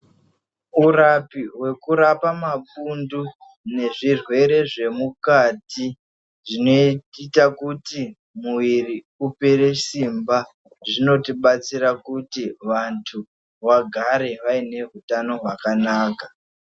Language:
Ndau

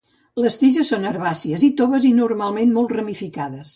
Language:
Catalan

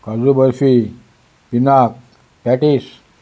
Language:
Konkani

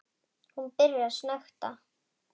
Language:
Icelandic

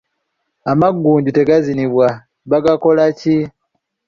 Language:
Ganda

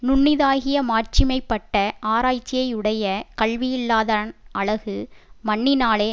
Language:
Tamil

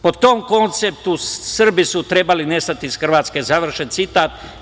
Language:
Serbian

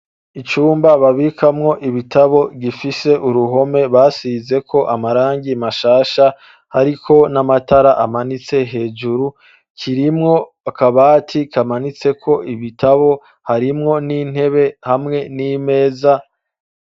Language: Rundi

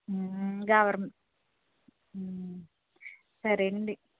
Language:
Telugu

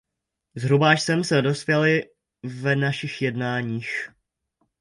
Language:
Czech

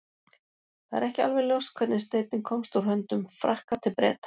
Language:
Icelandic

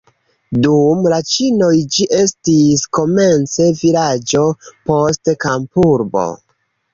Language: Esperanto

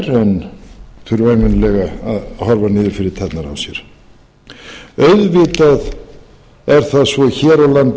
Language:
Icelandic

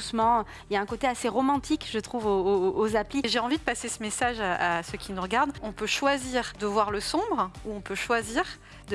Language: French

